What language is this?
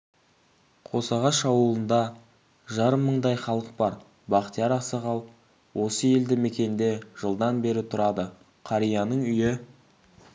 Kazakh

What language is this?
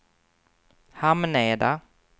Swedish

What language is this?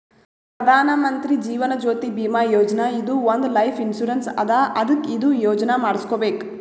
Kannada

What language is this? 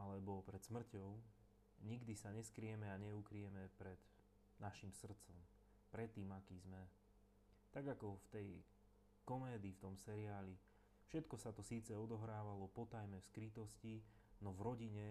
Slovak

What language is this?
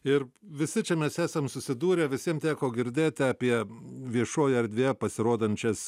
Lithuanian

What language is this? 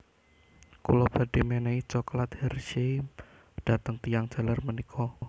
Javanese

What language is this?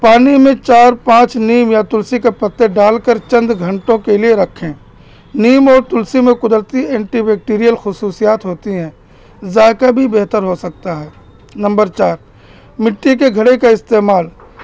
Urdu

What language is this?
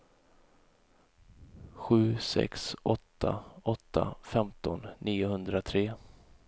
Swedish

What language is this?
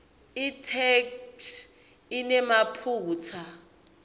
Swati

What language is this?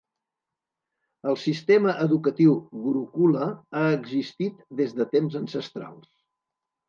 Catalan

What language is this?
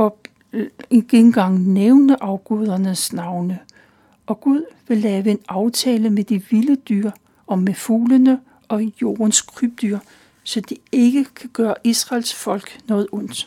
Danish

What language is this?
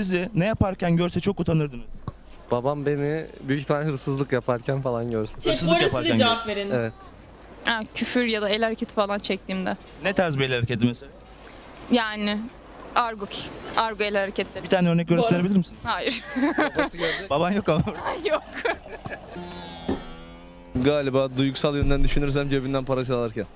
Turkish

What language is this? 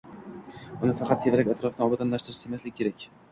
Uzbek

